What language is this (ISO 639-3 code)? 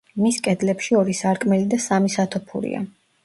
kat